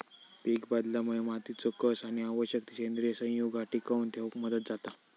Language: Marathi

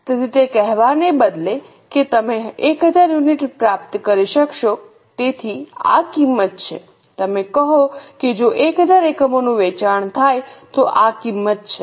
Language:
Gujarati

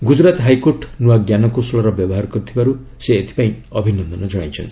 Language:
Odia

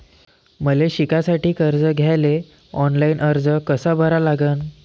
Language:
Marathi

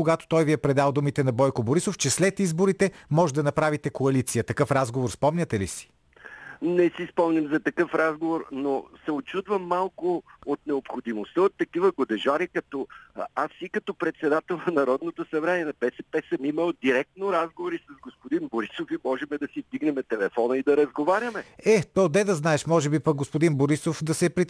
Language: Bulgarian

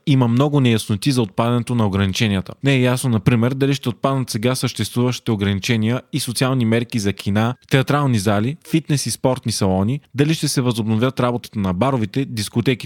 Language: Bulgarian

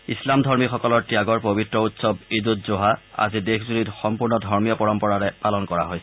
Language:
Assamese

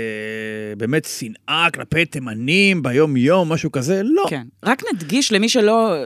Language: Hebrew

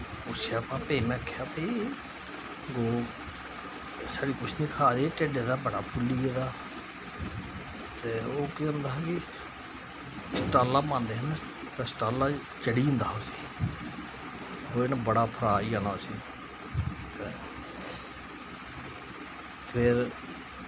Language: Dogri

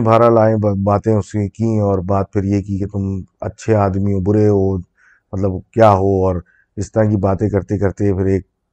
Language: Urdu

